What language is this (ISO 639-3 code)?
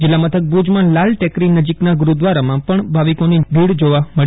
guj